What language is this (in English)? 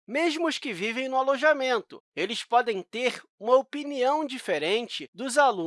Portuguese